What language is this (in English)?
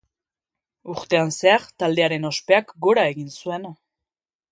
Basque